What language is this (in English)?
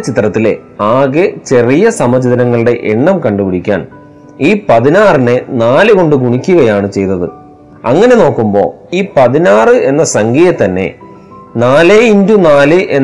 Malayalam